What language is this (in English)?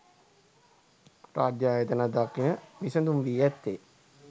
Sinhala